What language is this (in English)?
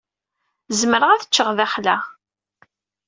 Kabyle